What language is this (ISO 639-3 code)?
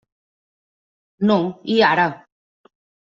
cat